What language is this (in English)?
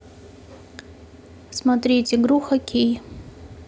Russian